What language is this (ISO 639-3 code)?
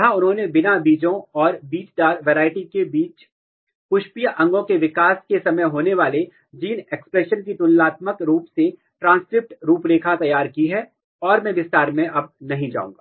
hin